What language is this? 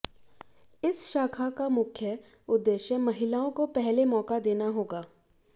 Hindi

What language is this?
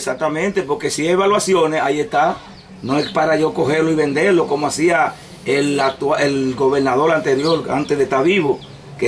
Spanish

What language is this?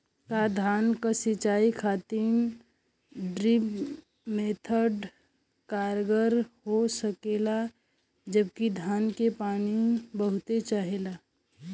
Bhojpuri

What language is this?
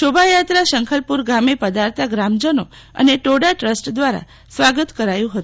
Gujarati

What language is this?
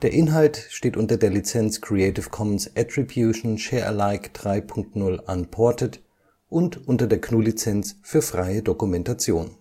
German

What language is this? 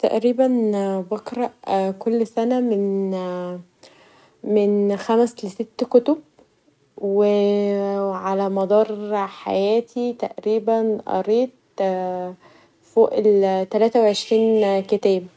Egyptian Arabic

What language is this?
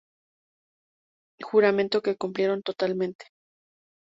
Spanish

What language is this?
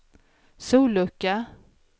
Swedish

